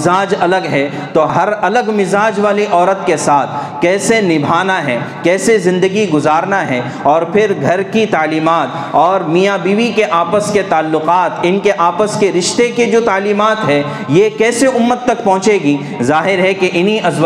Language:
Urdu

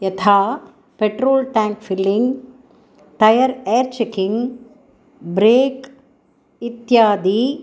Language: Sanskrit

